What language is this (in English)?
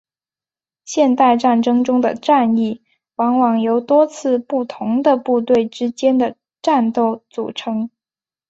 Chinese